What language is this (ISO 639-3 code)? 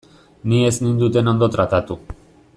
eus